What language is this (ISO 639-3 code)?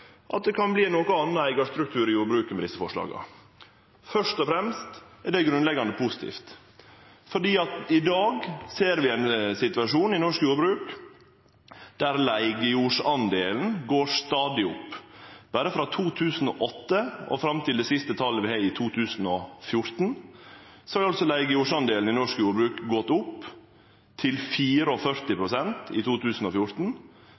nno